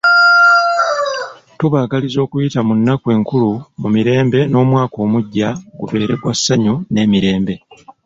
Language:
Ganda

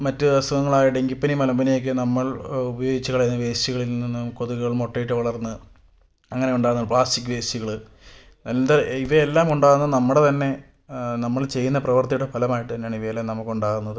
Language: Malayalam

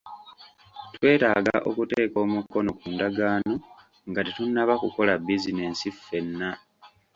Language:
Ganda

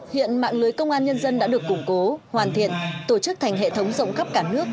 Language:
Vietnamese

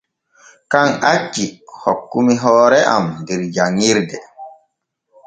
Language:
Borgu Fulfulde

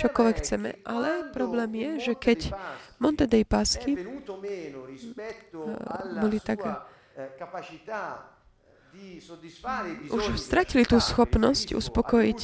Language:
Slovak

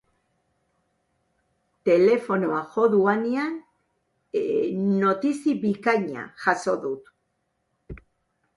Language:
Basque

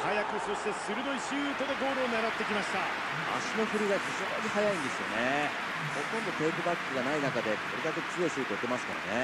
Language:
Japanese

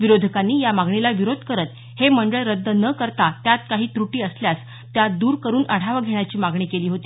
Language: Marathi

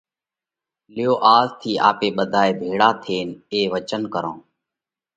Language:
Parkari Koli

